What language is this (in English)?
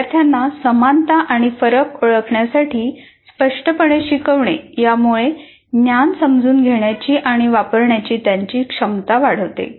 Marathi